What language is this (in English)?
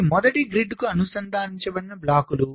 Telugu